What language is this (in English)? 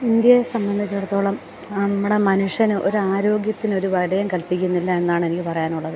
Malayalam